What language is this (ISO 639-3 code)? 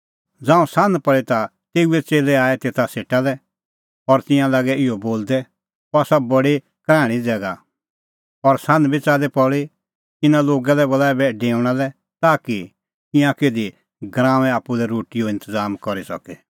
kfx